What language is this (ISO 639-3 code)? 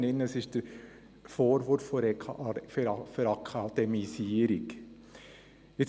gsw